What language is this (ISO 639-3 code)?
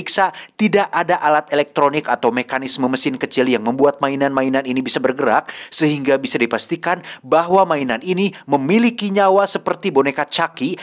ind